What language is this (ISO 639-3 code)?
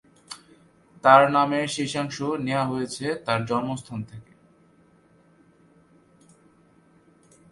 ben